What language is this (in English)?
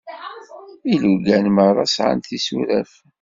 Kabyle